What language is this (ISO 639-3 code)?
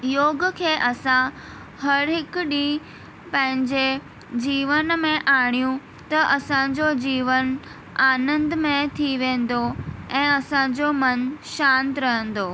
snd